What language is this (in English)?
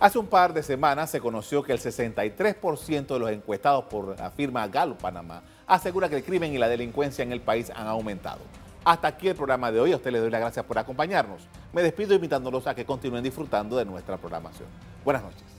Spanish